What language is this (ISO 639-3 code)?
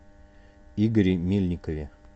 rus